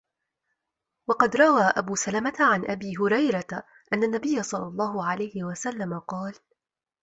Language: Arabic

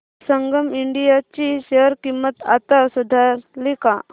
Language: Marathi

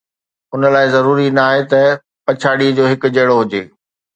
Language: Sindhi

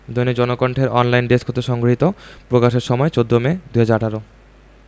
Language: Bangla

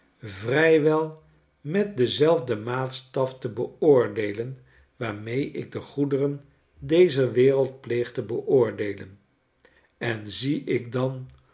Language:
Dutch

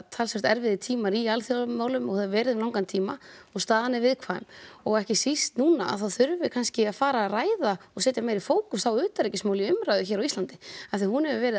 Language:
Icelandic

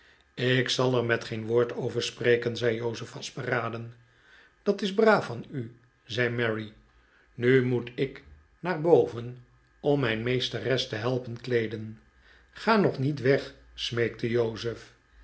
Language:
Dutch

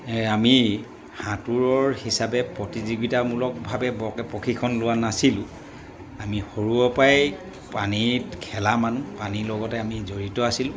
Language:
Assamese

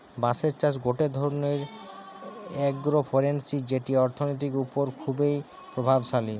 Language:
Bangla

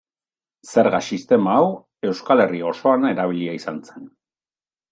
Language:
Basque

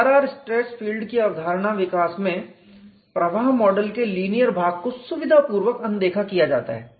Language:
Hindi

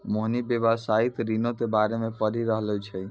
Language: Maithili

